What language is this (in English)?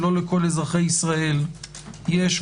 Hebrew